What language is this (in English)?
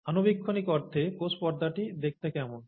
Bangla